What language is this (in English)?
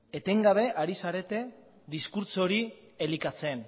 Basque